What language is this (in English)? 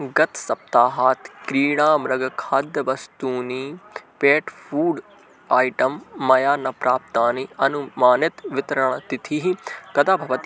Sanskrit